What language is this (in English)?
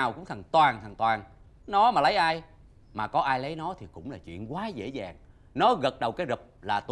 Vietnamese